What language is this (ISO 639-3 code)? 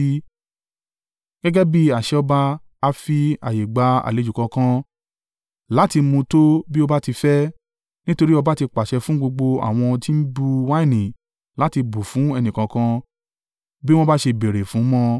yor